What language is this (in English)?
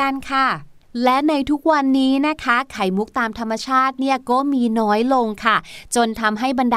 Thai